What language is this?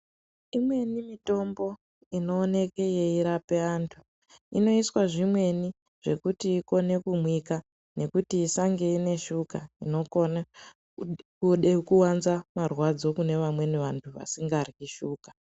Ndau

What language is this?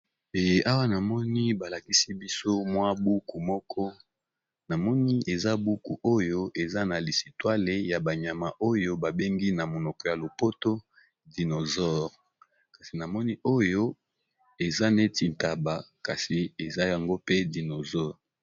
Lingala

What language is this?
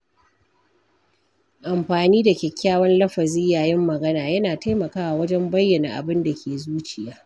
Hausa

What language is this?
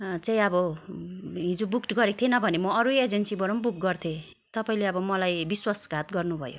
Nepali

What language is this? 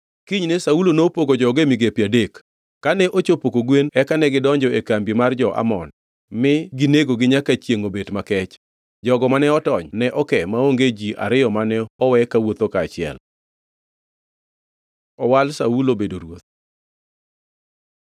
Luo (Kenya and Tanzania)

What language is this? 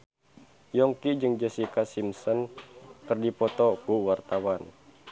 Sundanese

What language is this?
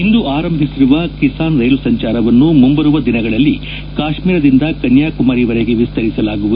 Kannada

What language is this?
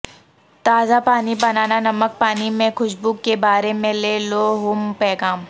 Urdu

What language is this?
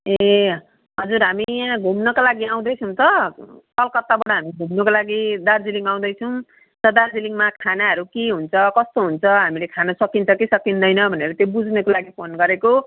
Nepali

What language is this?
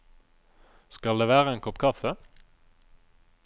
Norwegian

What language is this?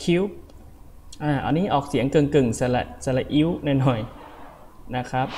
Thai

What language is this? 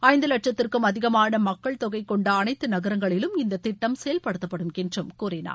Tamil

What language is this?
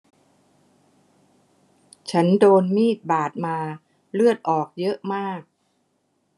Thai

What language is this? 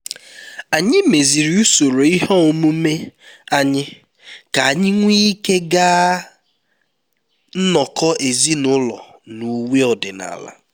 Igbo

